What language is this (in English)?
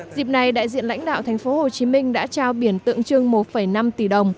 Vietnamese